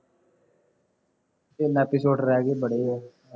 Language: Punjabi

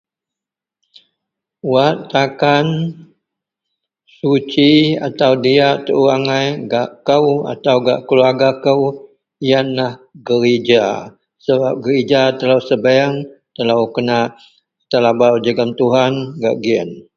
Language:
Central Melanau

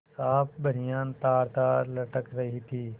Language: Hindi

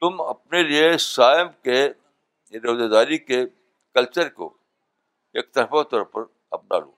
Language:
Urdu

